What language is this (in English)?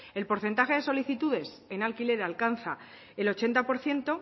Spanish